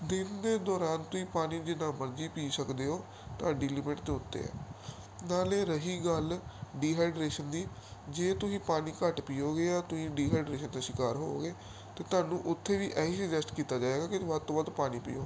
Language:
Punjabi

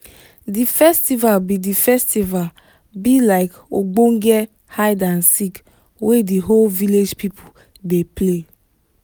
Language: Nigerian Pidgin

